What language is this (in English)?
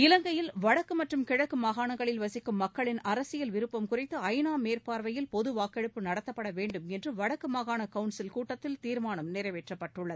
Tamil